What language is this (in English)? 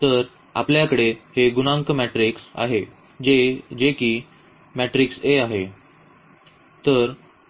Marathi